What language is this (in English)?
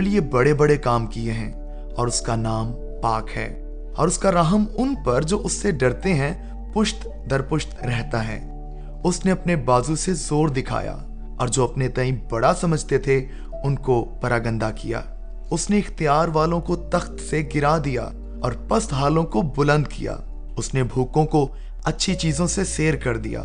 Urdu